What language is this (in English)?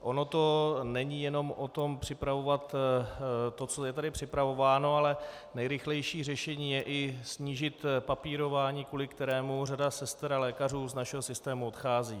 Czech